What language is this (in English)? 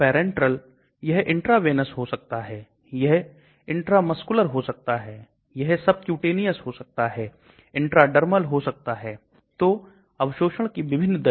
Hindi